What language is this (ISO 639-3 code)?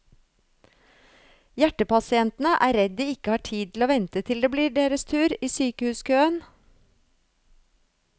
nor